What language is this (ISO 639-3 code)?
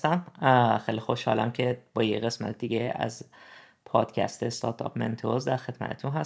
fas